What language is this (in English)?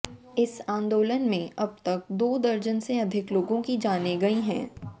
Hindi